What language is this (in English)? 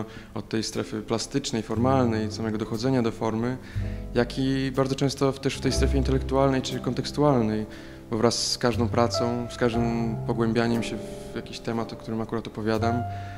Polish